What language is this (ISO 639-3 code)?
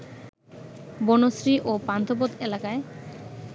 ben